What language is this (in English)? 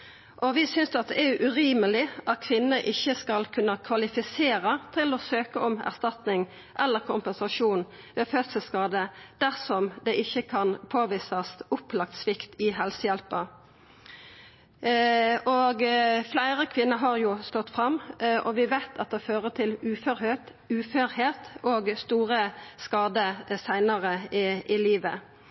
Norwegian Nynorsk